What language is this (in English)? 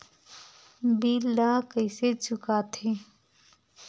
Chhattisgarhi